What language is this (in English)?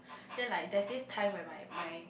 English